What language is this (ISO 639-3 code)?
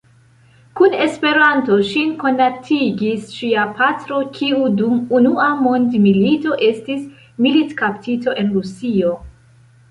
epo